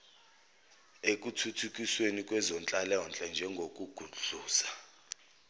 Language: Zulu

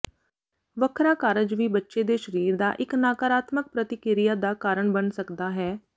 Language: Punjabi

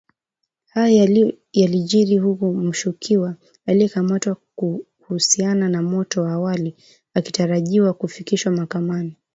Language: Swahili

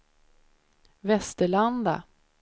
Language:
Swedish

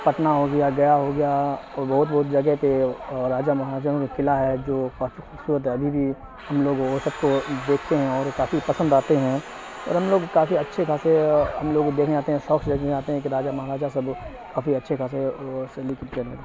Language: Urdu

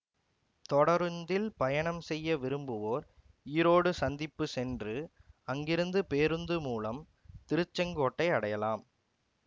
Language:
Tamil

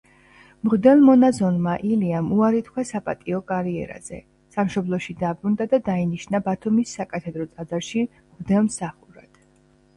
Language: Georgian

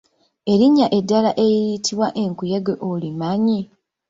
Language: Ganda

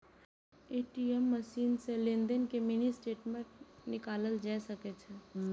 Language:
Maithili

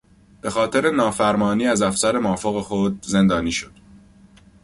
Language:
Persian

